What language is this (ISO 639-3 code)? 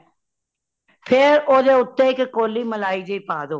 pan